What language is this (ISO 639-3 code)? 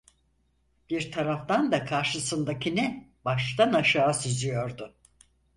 tur